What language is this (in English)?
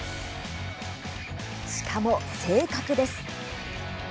Japanese